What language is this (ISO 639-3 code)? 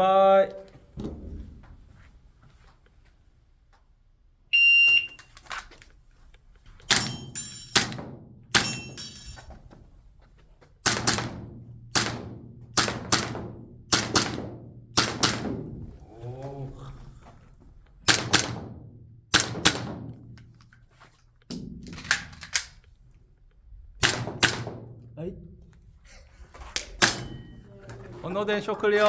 kor